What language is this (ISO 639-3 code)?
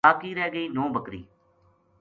gju